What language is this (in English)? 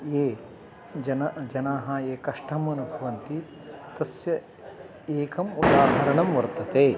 Sanskrit